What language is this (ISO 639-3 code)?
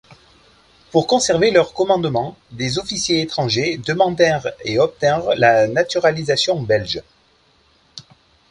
fra